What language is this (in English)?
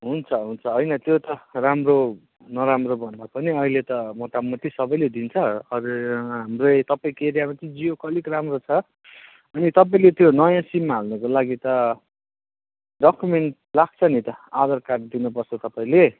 Nepali